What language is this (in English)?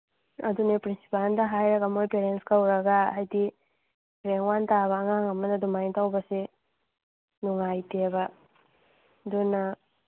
Manipuri